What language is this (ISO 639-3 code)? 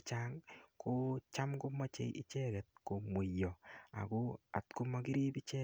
kln